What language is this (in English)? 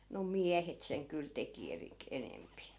Finnish